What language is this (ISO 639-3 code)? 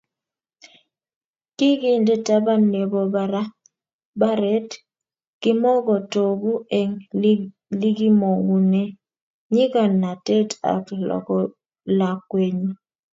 kln